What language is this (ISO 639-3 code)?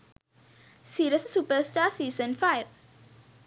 sin